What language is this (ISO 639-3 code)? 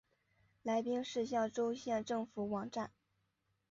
zho